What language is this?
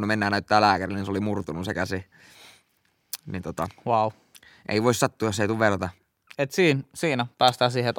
Finnish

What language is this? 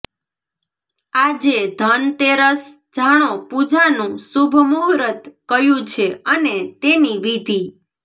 Gujarati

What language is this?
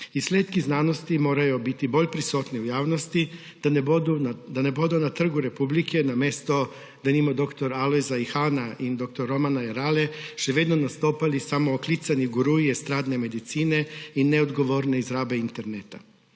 Slovenian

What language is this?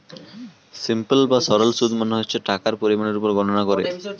Bangla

